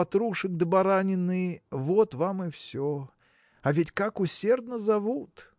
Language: Russian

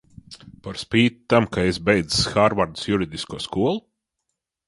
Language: Latvian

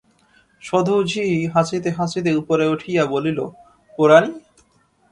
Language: Bangla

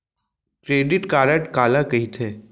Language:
Chhattisgarhi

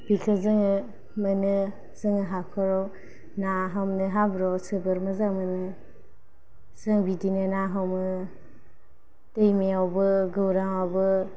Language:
Bodo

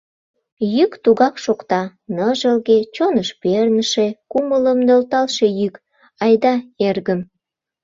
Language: Mari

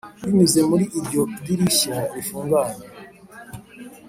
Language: Kinyarwanda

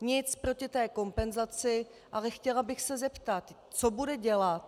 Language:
Czech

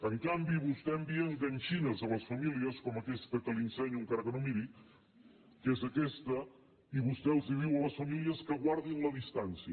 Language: Catalan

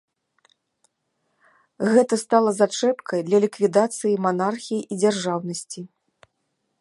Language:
Belarusian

